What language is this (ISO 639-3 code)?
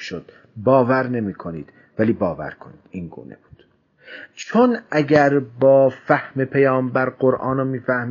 fas